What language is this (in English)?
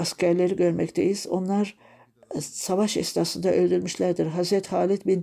Turkish